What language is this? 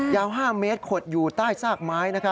Thai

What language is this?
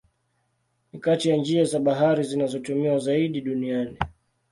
Swahili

